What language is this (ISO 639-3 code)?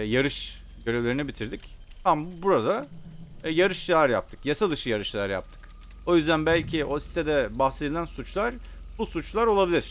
tur